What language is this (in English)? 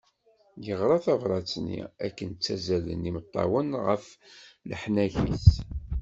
Kabyle